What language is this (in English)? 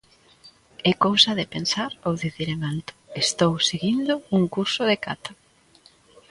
Galician